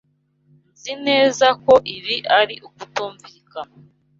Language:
Kinyarwanda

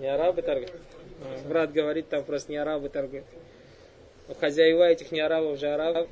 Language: Russian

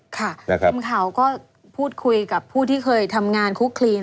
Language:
Thai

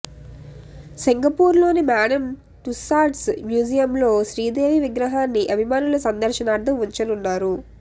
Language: Telugu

